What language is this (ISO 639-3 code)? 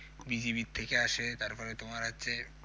ben